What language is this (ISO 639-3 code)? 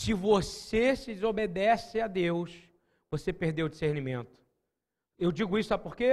por